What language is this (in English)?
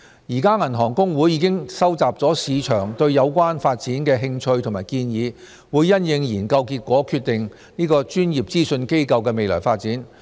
Cantonese